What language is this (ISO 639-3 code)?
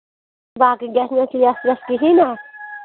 kas